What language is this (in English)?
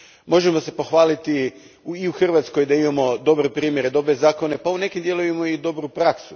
Croatian